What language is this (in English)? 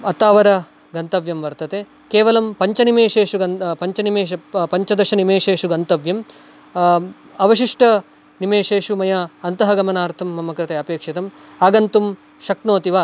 Sanskrit